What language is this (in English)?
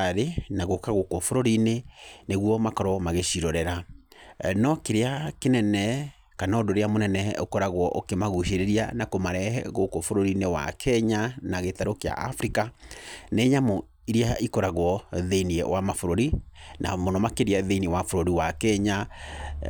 Kikuyu